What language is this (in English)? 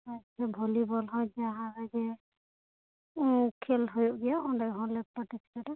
Santali